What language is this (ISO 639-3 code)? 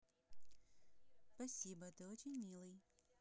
rus